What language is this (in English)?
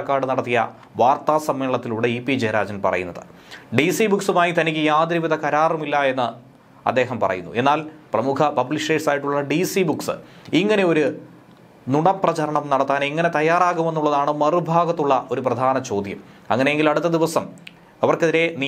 Malayalam